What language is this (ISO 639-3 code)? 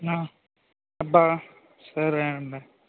tel